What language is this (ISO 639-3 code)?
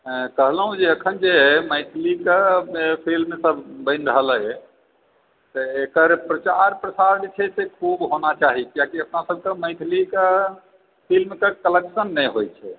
mai